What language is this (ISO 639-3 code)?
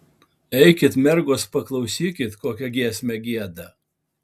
lit